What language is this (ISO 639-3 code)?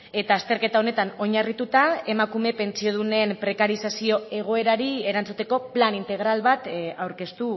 eus